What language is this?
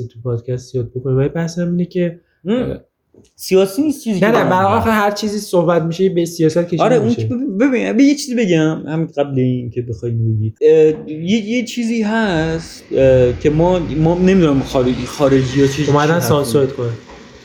Persian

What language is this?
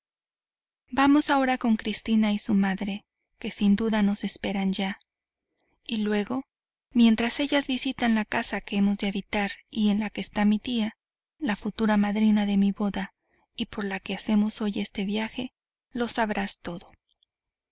Spanish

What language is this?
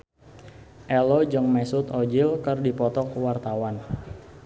Sundanese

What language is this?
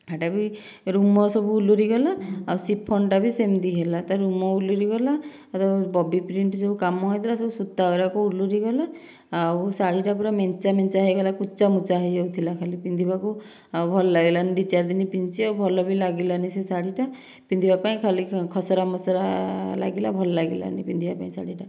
Odia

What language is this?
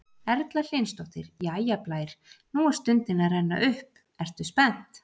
Icelandic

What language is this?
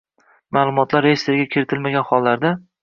Uzbek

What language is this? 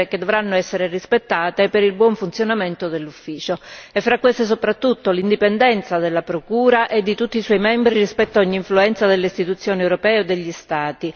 Italian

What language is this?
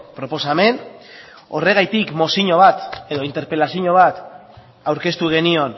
Basque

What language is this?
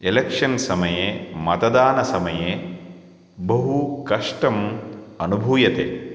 Sanskrit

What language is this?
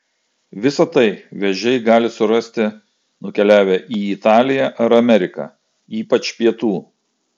Lithuanian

